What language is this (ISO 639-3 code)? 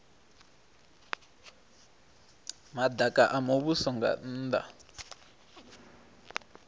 ven